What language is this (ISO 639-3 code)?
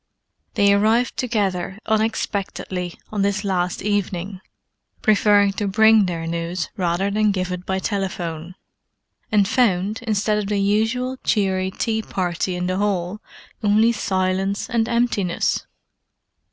eng